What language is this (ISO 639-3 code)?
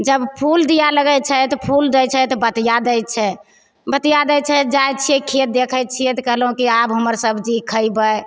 mai